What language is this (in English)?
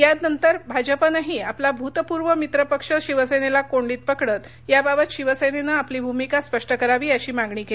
Marathi